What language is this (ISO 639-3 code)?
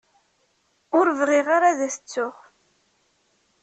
kab